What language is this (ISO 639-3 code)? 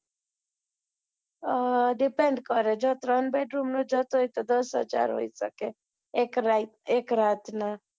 guj